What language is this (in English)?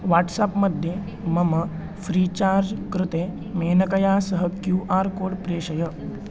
Sanskrit